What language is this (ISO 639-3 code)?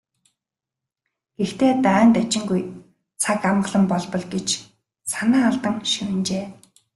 mon